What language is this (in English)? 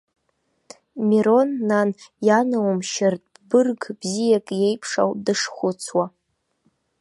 Abkhazian